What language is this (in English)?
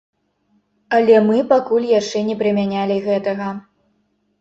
Belarusian